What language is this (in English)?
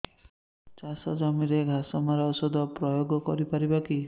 Odia